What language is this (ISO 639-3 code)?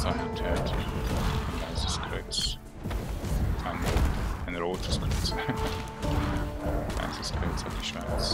deu